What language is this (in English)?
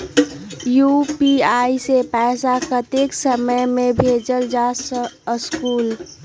Magahi